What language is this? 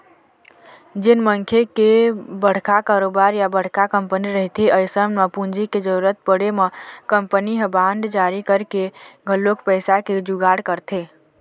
Chhattisgarhi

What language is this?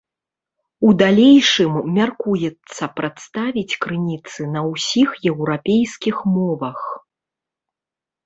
Belarusian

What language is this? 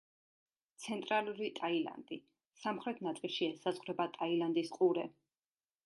Georgian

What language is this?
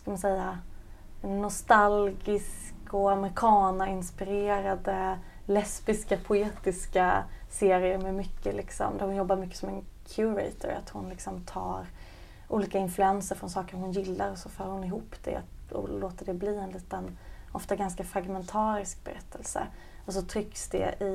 Swedish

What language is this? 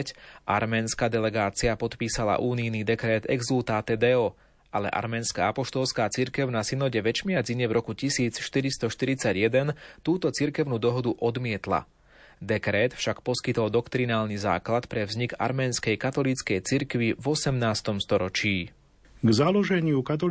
Slovak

